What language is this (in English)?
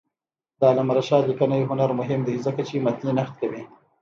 Pashto